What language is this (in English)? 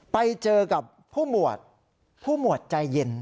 Thai